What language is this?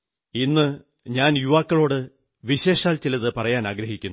Malayalam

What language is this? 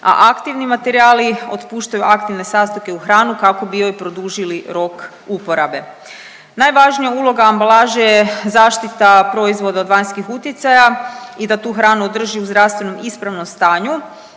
Croatian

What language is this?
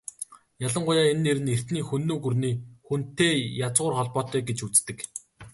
Mongolian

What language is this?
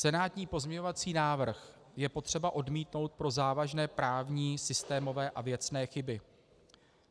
Czech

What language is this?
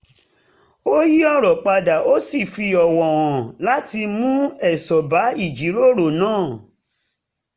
Yoruba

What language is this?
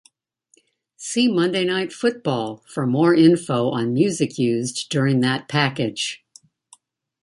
English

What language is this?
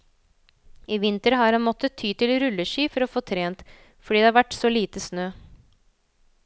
Norwegian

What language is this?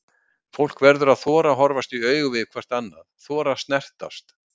Icelandic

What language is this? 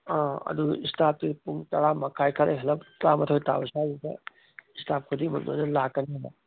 Manipuri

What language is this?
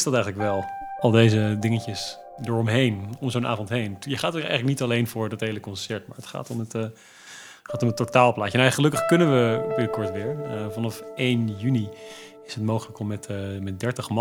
Dutch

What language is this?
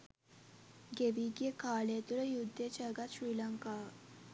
Sinhala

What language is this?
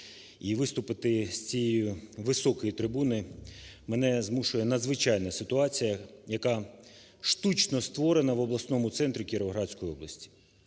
Ukrainian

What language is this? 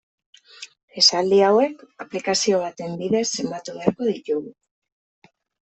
Basque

